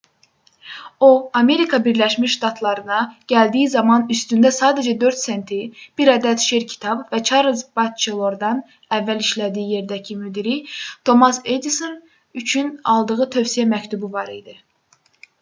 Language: Azerbaijani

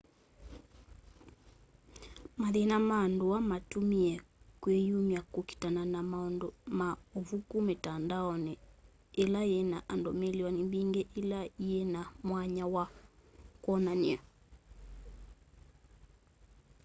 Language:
Kamba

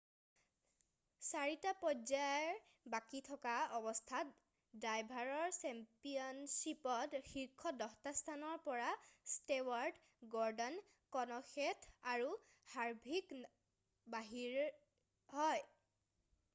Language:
Assamese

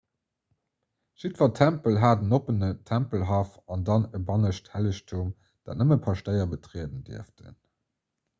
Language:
Luxembourgish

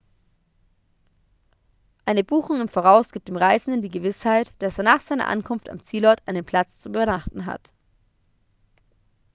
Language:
German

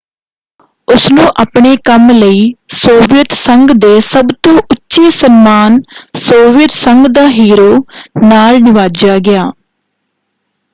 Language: Punjabi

